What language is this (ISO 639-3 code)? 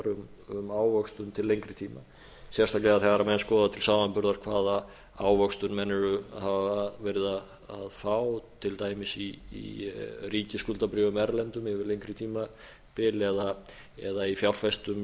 isl